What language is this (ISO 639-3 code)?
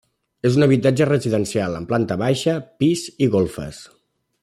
cat